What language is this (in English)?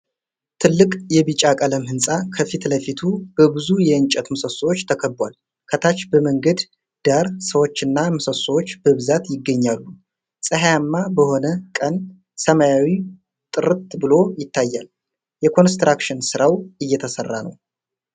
Amharic